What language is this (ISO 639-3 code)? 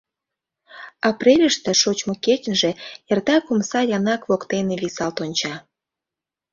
chm